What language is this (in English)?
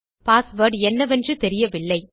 Tamil